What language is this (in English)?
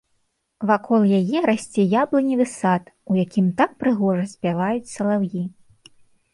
Belarusian